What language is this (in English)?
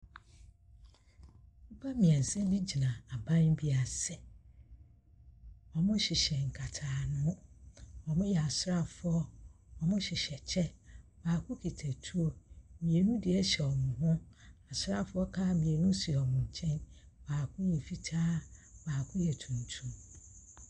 Akan